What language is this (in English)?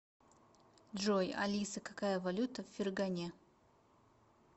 Russian